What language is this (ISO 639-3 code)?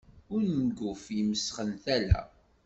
kab